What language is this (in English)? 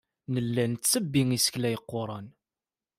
Kabyle